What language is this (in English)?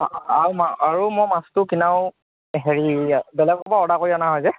Assamese